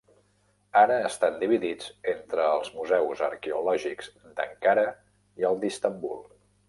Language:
Catalan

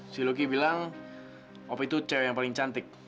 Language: Indonesian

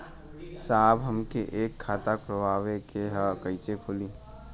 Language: Bhojpuri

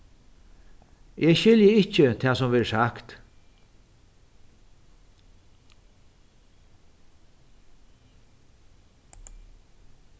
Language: Faroese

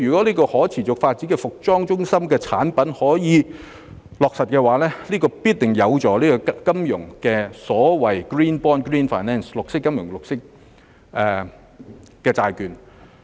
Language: Cantonese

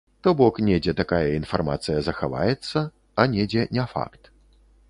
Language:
Belarusian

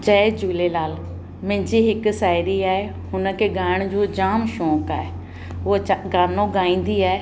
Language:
Sindhi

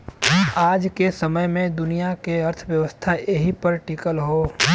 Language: Bhojpuri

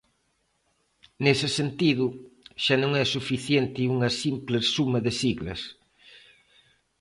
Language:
Galician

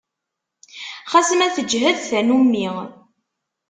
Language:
Kabyle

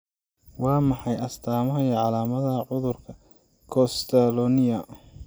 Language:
Somali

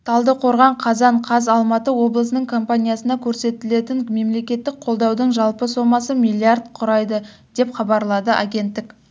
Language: Kazakh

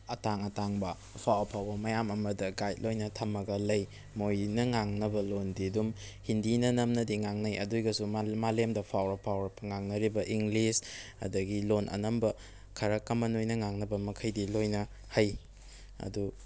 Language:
Manipuri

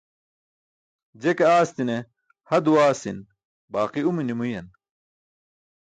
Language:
Burushaski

